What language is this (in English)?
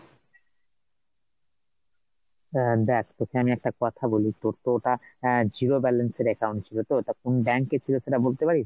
Bangla